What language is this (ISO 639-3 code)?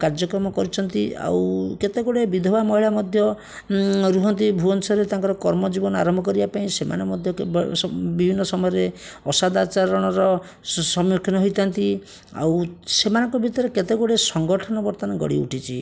ori